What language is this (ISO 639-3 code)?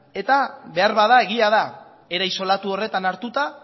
eus